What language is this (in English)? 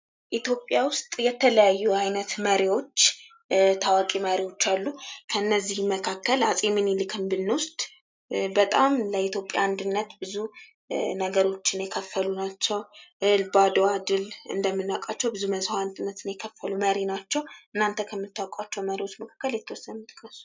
Amharic